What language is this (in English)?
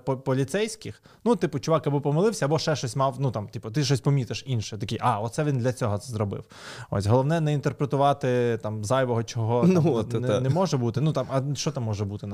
Ukrainian